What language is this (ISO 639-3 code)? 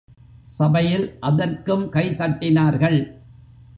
tam